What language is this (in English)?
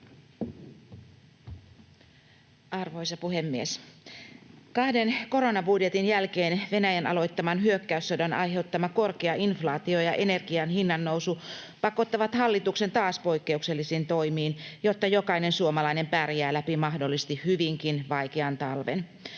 Finnish